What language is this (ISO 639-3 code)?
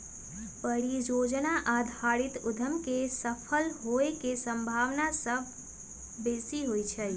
mag